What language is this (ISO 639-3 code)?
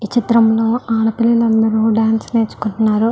tel